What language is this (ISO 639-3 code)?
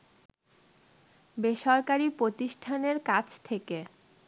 ben